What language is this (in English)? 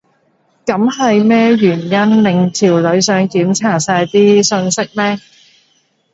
Cantonese